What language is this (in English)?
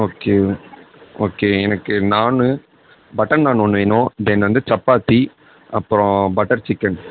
Tamil